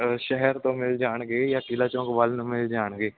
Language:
Punjabi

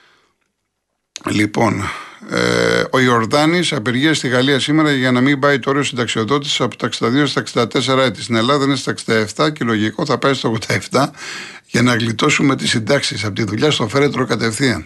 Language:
Greek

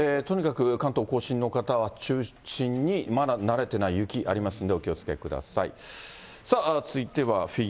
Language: Japanese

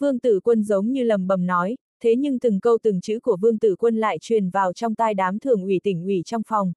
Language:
Vietnamese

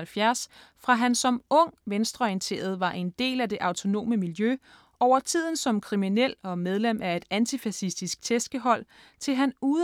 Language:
Danish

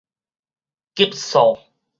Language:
Min Nan Chinese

